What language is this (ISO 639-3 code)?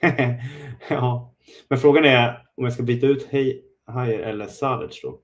swe